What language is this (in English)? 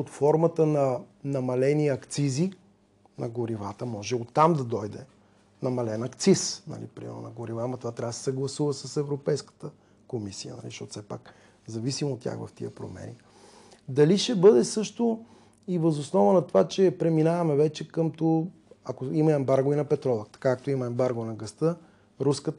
Bulgarian